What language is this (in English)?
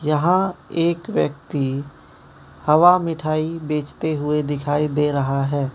Hindi